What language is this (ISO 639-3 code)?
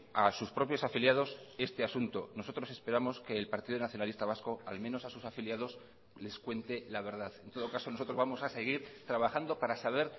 spa